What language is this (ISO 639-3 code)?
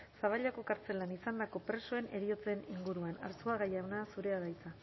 eus